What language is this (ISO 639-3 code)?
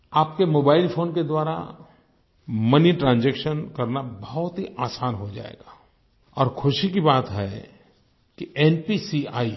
hin